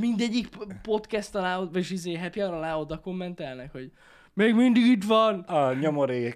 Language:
Hungarian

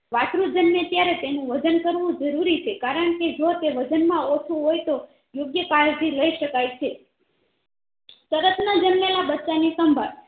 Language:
Gujarati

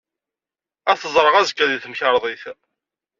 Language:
Kabyle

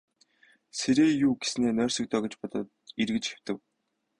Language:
Mongolian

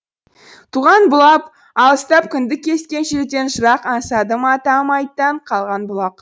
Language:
Kazakh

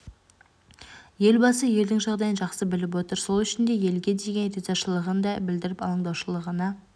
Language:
Kazakh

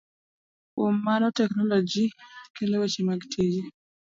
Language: Luo (Kenya and Tanzania)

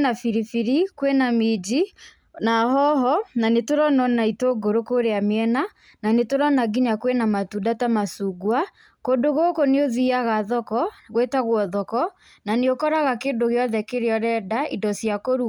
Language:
Kikuyu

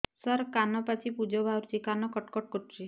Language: Odia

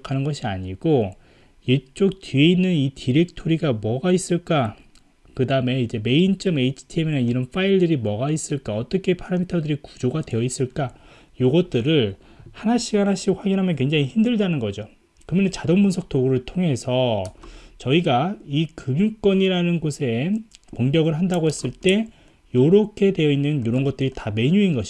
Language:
Korean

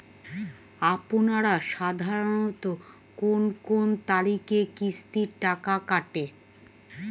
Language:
Bangla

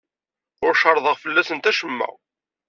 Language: Kabyle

